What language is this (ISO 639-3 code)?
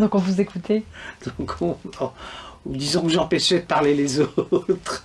fra